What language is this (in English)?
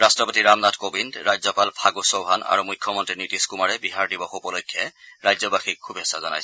Assamese